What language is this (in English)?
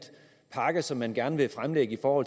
Danish